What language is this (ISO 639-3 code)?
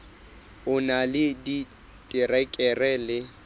sot